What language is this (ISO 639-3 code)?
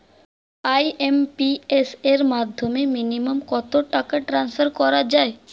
ben